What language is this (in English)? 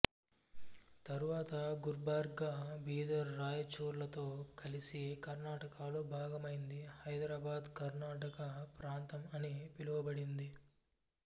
Telugu